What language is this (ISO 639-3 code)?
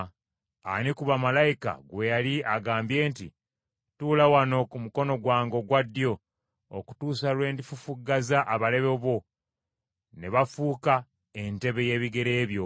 lug